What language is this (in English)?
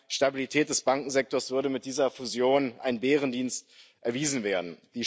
German